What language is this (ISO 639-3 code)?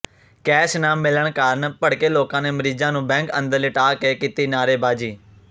pan